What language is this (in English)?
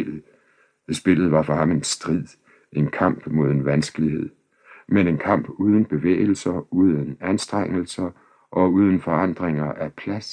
Danish